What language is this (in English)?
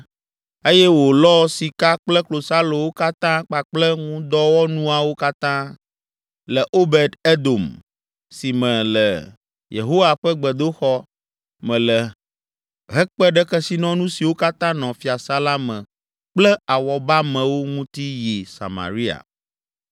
Ewe